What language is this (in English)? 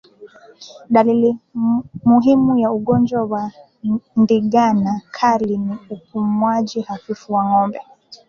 Swahili